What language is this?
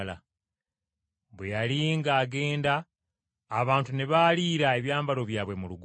Ganda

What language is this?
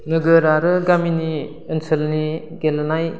Bodo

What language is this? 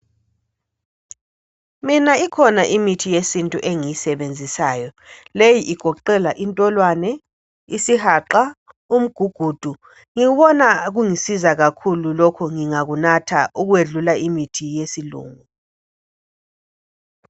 North Ndebele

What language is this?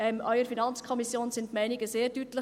Swiss German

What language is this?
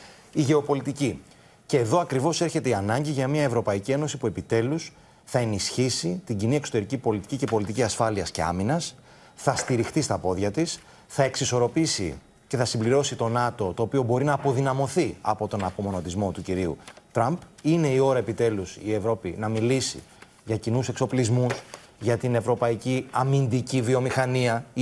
Greek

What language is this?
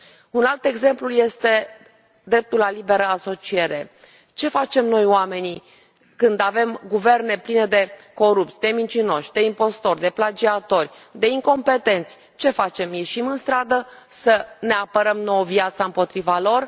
Romanian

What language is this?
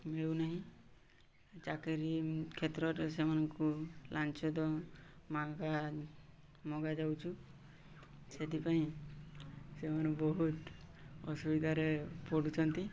Odia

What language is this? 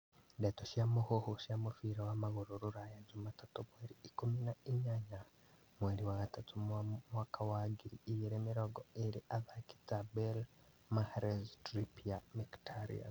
Kikuyu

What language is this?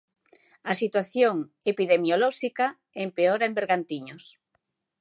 Galician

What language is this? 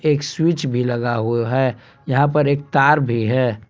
Hindi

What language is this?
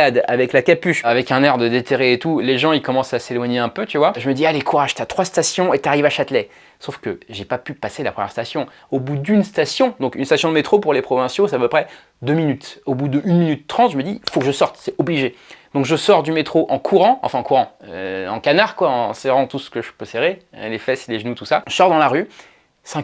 French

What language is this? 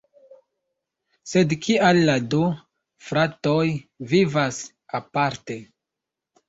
Esperanto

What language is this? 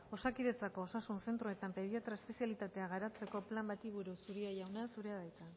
Basque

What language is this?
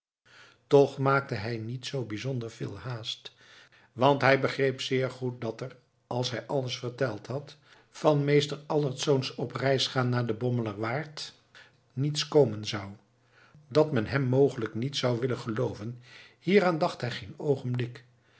Dutch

